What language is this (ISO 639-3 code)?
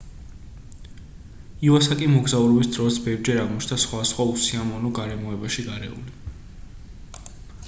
kat